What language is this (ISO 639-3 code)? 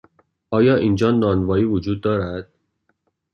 fas